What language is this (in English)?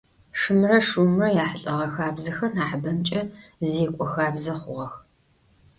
Adyghe